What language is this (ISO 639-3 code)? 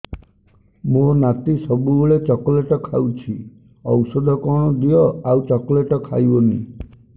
ori